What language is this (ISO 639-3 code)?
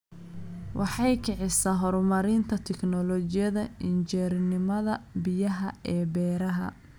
som